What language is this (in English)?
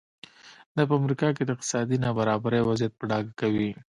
Pashto